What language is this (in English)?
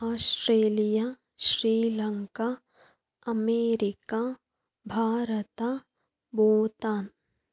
Kannada